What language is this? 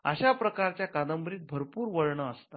Marathi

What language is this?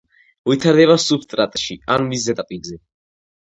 Georgian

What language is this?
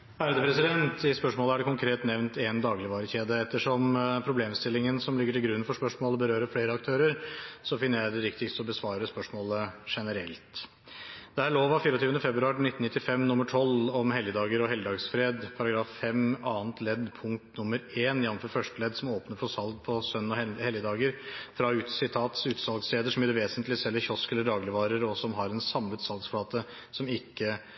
Norwegian Bokmål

